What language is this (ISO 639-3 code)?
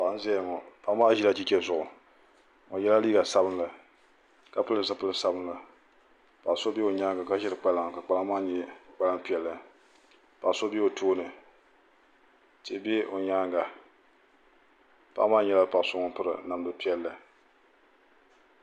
dag